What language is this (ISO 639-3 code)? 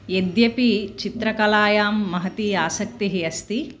san